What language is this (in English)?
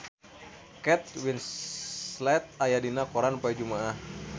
Sundanese